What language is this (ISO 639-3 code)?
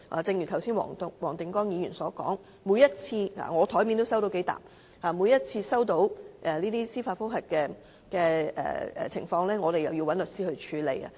yue